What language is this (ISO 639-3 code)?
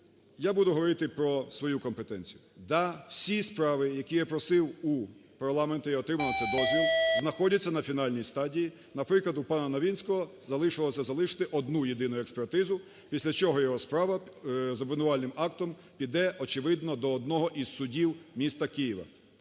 ukr